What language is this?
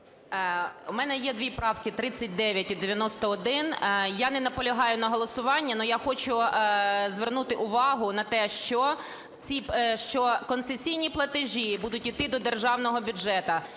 Ukrainian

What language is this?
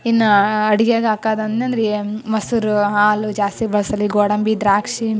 Kannada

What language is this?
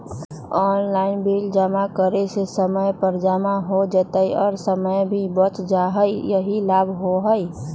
Magahi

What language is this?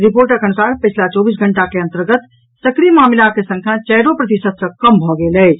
Maithili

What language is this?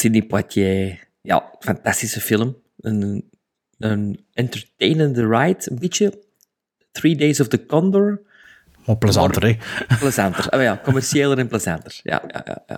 Dutch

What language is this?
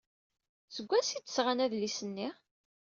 Kabyle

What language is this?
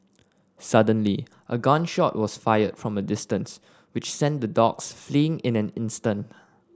English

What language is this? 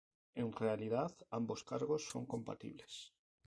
Spanish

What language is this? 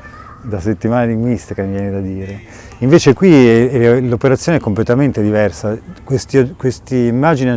Italian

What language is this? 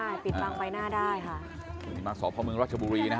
Thai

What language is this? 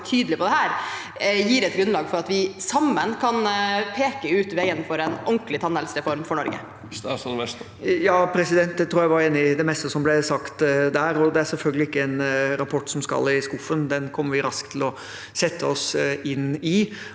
Norwegian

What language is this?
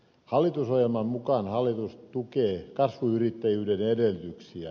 Finnish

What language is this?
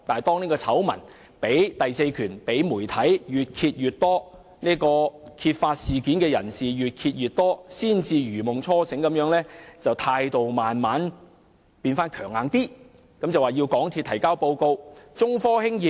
Cantonese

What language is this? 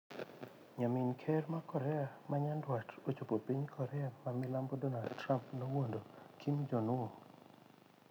Luo (Kenya and Tanzania)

